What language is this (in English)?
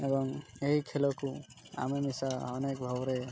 Odia